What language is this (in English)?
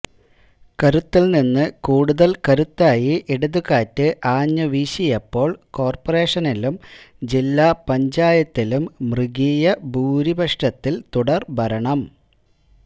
Malayalam